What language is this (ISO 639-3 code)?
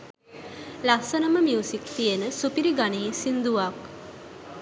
sin